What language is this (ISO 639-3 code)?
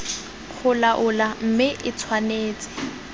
tsn